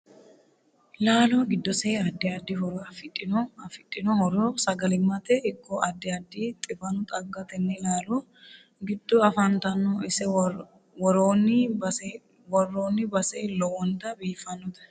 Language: Sidamo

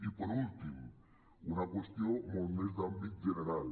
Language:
Catalan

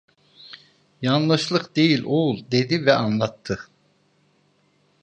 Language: Turkish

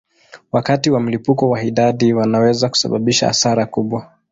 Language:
Swahili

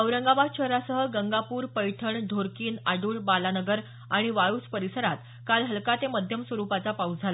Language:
Marathi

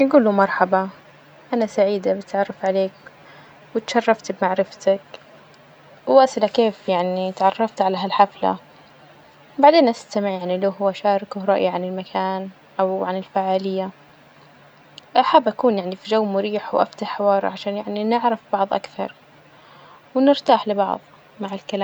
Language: Najdi Arabic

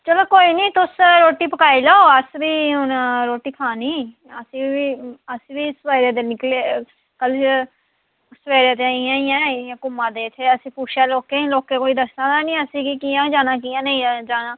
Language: Dogri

